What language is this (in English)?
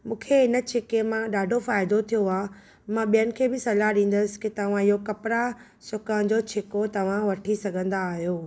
Sindhi